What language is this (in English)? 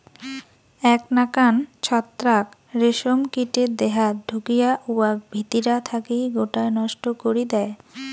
Bangla